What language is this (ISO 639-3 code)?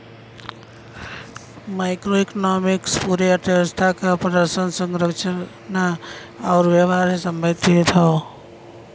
bho